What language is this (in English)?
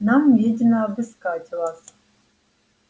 Russian